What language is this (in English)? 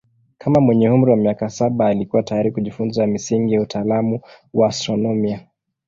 Swahili